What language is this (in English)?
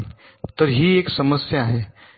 Marathi